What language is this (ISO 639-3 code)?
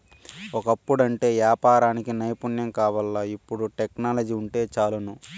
tel